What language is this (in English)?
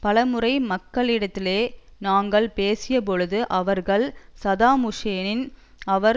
Tamil